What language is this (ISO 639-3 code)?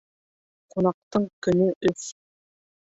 bak